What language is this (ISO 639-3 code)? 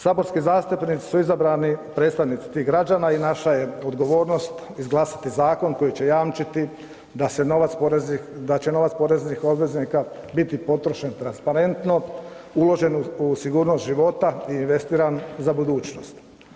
hrv